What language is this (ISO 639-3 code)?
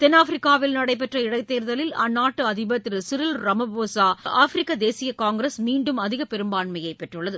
tam